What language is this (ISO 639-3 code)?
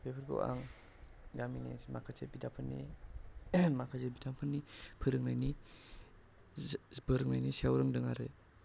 brx